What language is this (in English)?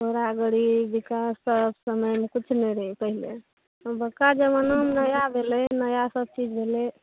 Maithili